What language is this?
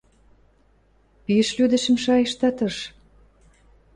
Western Mari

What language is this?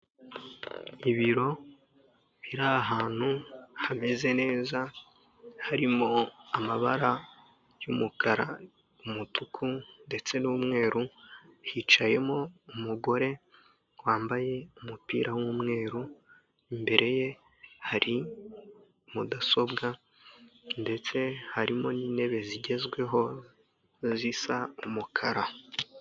Kinyarwanda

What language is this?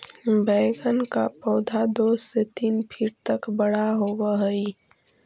Magahi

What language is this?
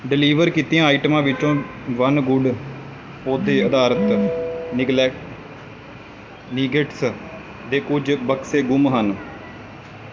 Punjabi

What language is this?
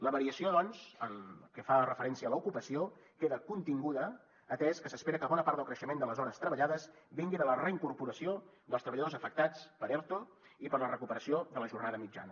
Catalan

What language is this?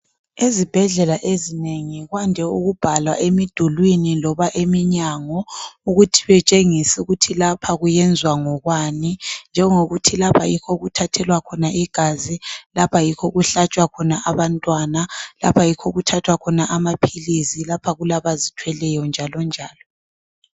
North Ndebele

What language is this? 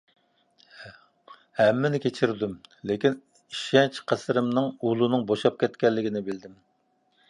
Uyghur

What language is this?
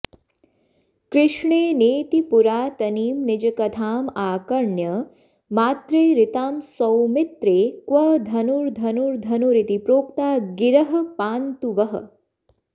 Sanskrit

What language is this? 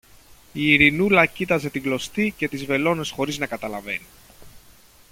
Greek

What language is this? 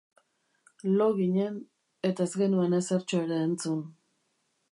Basque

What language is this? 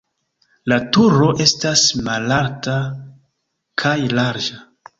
Esperanto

